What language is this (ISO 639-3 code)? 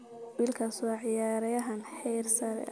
som